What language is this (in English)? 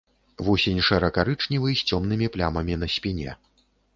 Belarusian